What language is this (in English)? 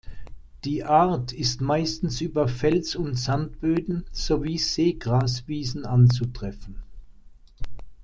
German